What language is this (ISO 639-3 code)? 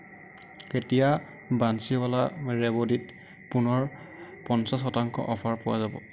asm